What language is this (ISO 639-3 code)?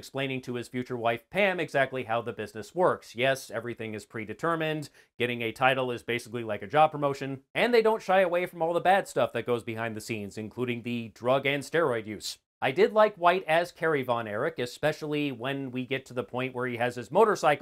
eng